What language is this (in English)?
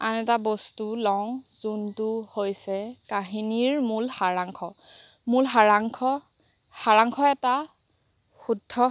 Assamese